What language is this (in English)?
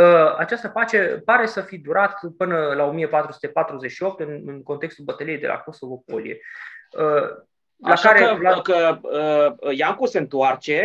Romanian